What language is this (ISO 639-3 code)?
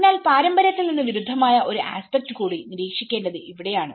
mal